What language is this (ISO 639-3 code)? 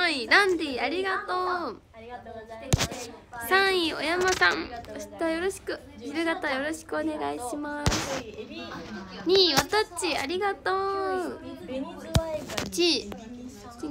jpn